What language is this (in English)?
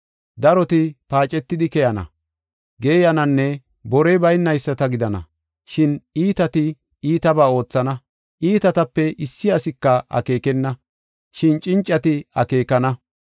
Gofa